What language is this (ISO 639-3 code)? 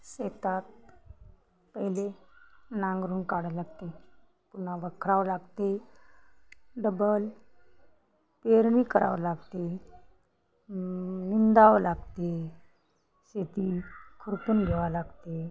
mar